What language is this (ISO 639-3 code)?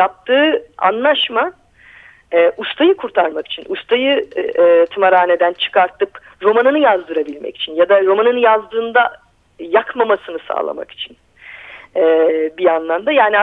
tur